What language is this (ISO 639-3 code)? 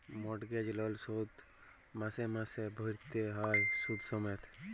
ben